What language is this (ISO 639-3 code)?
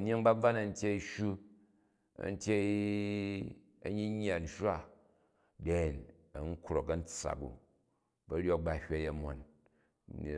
kaj